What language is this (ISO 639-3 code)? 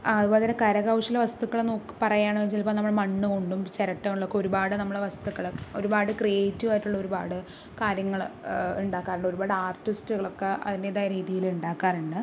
mal